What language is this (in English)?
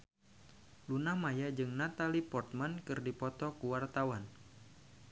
Sundanese